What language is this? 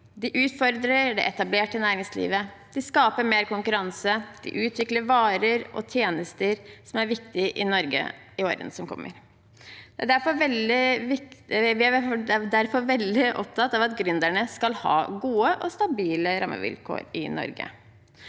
Norwegian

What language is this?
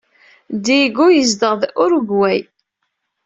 Kabyle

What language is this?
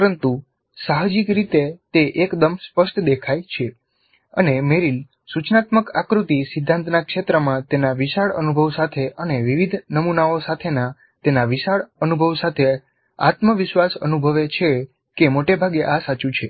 Gujarati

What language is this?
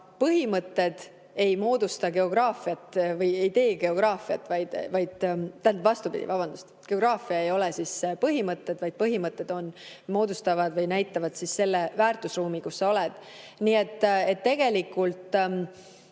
Estonian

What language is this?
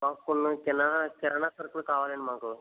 Telugu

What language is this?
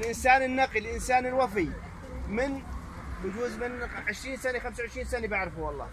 Arabic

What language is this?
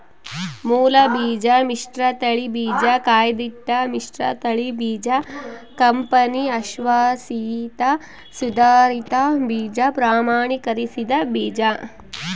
Kannada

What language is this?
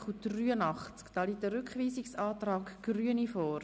Swiss German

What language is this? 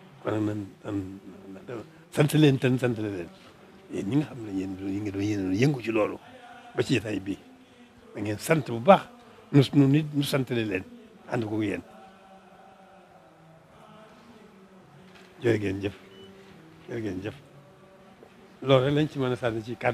Arabic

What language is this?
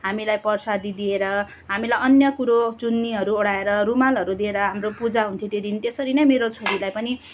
Nepali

